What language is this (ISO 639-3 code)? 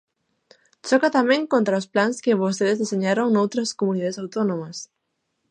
glg